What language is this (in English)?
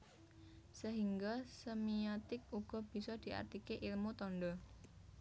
Javanese